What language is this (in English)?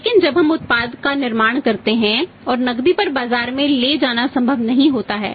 Hindi